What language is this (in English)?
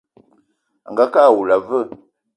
Eton (Cameroon)